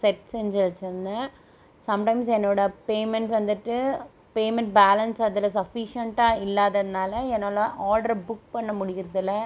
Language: Tamil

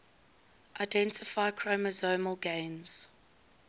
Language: English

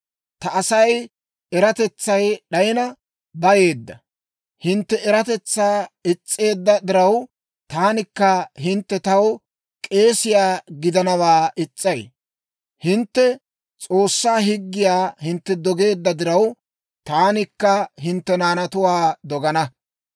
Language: Dawro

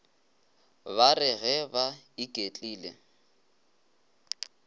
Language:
Northern Sotho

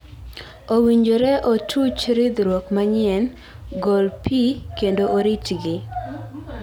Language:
Luo (Kenya and Tanzania)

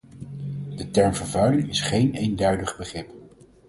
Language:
Dutch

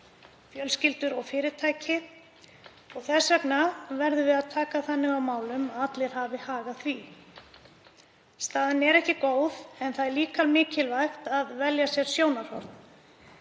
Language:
Icelandic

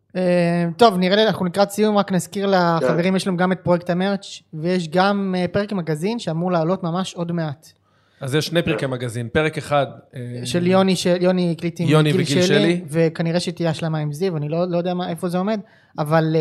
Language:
Hebrew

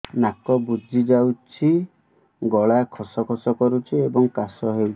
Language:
Odia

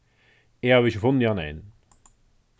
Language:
Faroese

